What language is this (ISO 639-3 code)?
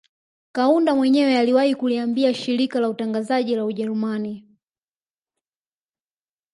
swa